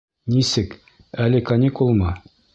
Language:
Bashkir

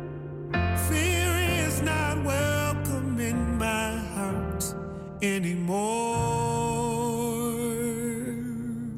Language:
Dutch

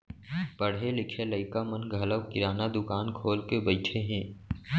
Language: Chhattisgarhi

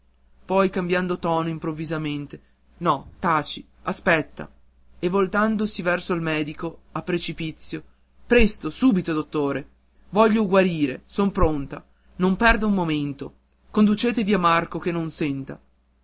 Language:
Italian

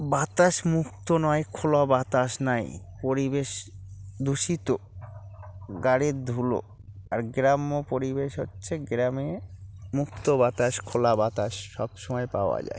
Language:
Bangla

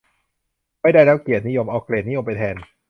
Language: Thai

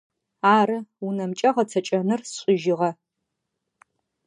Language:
Adyghe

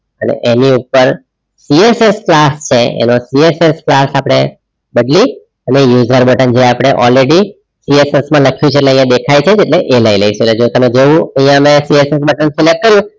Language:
Gujarati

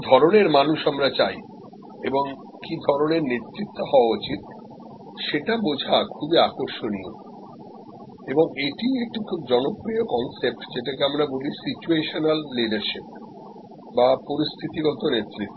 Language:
Bangla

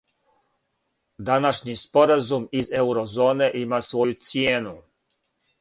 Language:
Serbian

